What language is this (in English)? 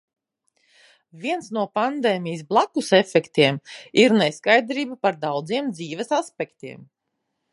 Latvian